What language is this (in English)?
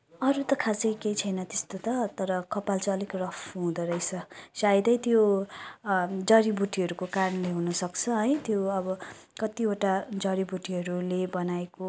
Nepali